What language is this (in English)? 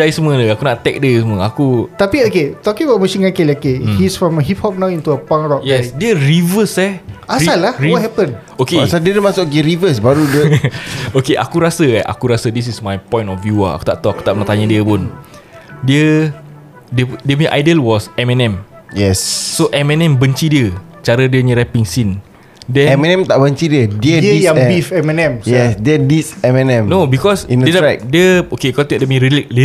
Malay